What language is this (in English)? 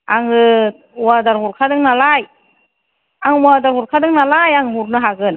Bodo